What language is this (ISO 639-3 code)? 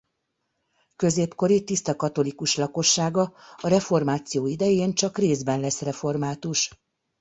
hun